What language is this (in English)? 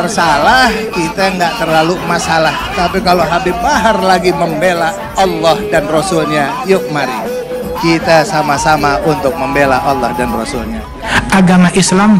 Indonesian